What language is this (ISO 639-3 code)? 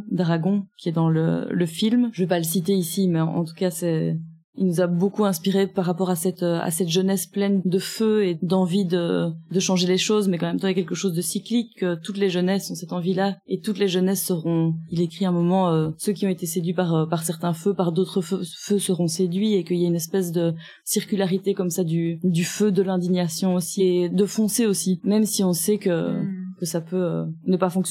fra